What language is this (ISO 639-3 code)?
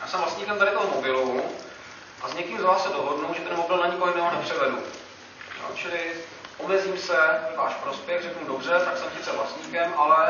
ces